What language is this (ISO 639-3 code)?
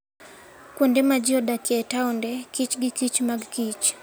luo